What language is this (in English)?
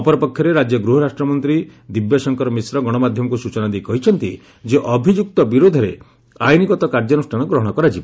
Odia